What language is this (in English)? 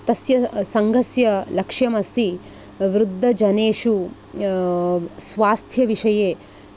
Sanskrit